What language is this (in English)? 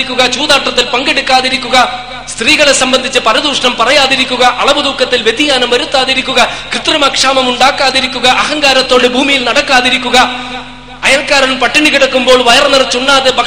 Malayalam